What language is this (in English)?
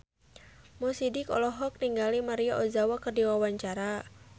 Sundanese